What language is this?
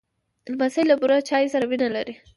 Pashto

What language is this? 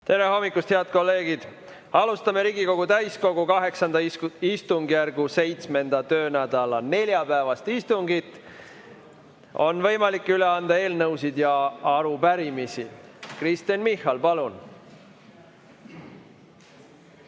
Estonian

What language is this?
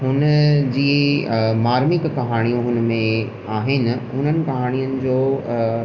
Sindhi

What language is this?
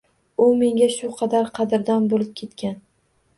Uzbek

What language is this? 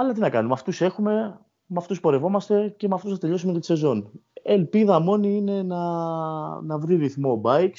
Greek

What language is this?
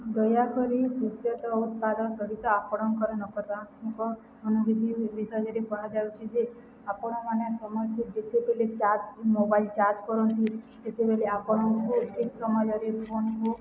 Odia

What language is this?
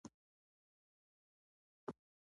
Pashto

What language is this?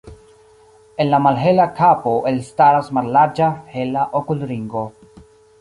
Esperanto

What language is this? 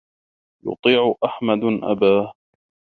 Arabic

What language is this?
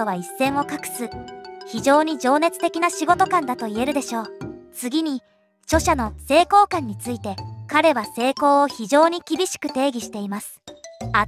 Japanese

